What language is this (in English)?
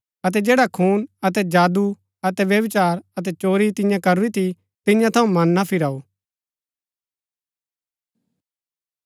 Gaddi